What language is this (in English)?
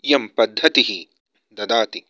Sanskrit